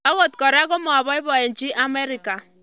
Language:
Kalenjin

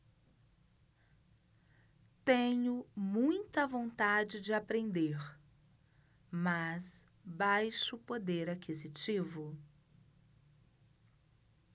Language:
Portuguese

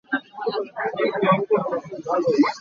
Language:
Hakha Chin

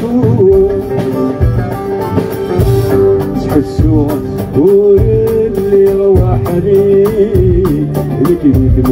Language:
Arabic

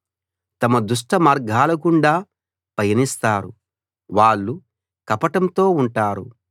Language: Telugu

